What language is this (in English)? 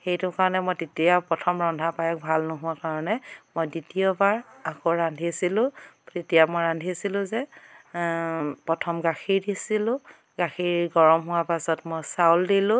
Assamese